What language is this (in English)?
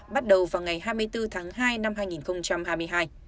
Vietnamese